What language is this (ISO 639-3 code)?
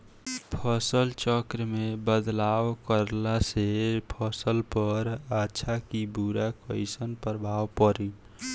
bho